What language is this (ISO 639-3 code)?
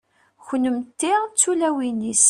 kab